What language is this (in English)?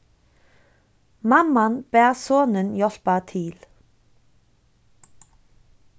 Faroese